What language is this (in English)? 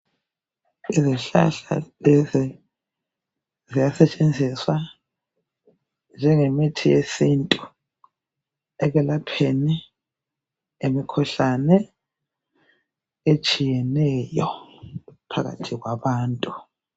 North Ndebele